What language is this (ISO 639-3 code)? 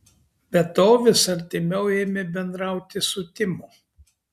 lit